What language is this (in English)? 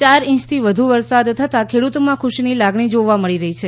Gujarati